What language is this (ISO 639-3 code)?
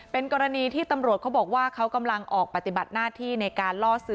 tha